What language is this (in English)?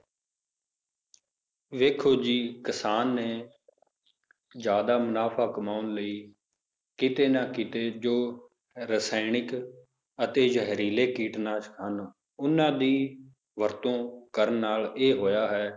Punjabi